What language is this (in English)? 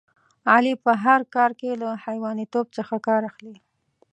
Pashto